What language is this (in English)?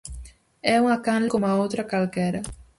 Galician